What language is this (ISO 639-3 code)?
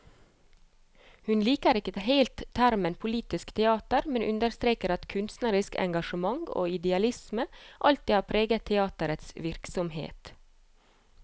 nor